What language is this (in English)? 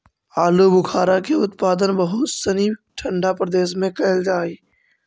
Magahi